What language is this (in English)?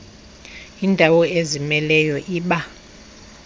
Xhosa